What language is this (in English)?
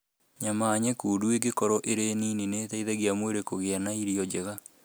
Kikuyu